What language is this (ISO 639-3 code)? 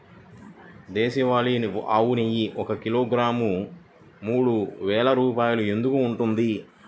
tel